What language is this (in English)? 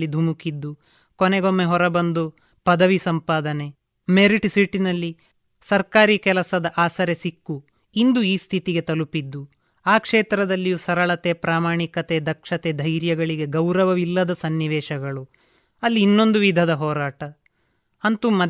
Kannada